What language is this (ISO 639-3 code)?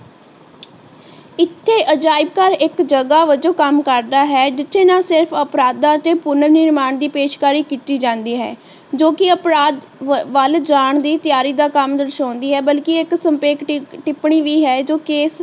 pan